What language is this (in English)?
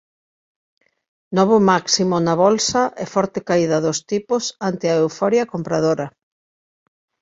Galician